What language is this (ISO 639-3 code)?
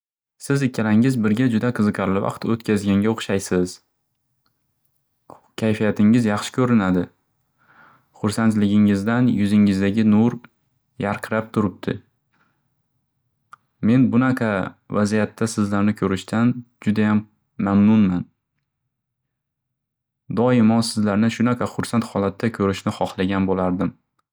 uzb